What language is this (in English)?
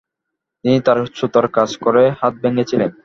Bangla